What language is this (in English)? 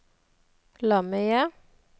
Norwegian